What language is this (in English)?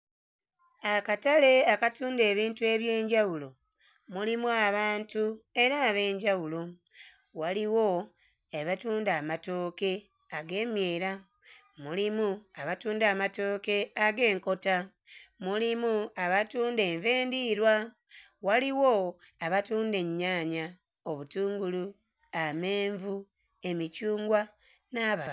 Ganda